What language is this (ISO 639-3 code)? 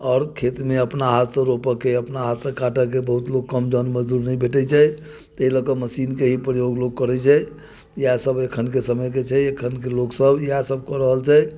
mai